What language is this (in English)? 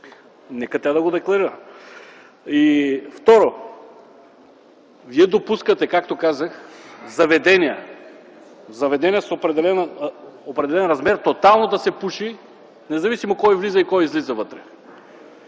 Bulgarian